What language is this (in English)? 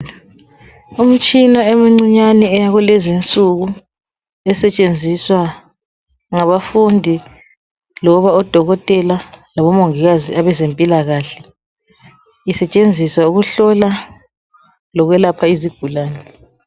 North Ndebele